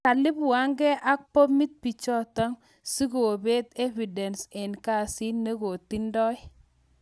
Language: Kalenjin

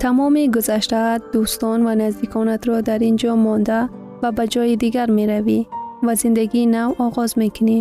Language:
Persian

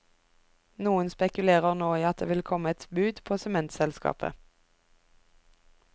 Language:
Norwegian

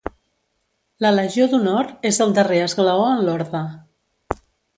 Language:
Catalan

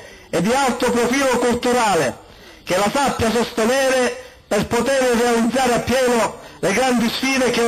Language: Italian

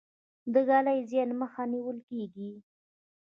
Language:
Pashto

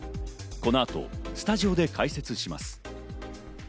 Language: Japanese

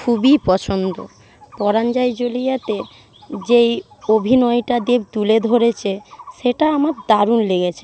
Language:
Bangla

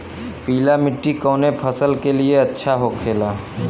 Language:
Bhojpuri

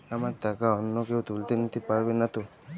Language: Bangla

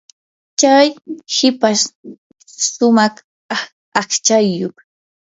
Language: Yanahuanca Pasco Quechua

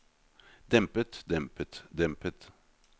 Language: Norwegian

